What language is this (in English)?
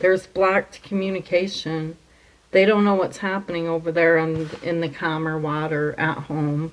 English